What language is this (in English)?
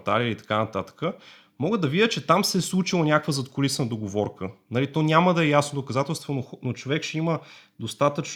Bulgarian